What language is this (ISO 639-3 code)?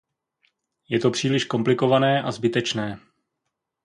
ces